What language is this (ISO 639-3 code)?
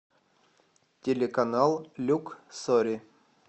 rus